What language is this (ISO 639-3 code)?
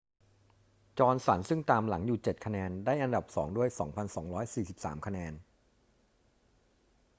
tha